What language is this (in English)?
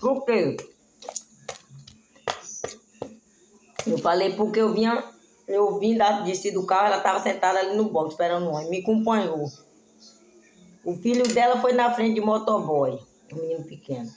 Portuguese